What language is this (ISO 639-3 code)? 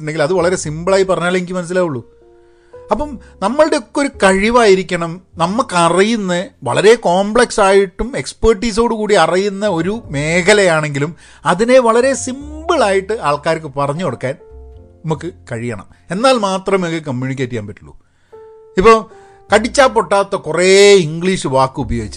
mal